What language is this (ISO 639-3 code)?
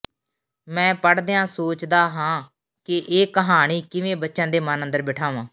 pan